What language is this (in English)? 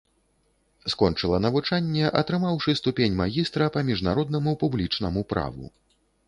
Belarusian